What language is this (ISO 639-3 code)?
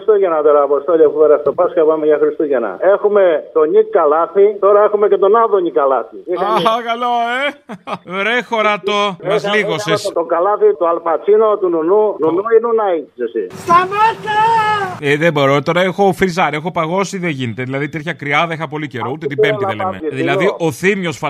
ell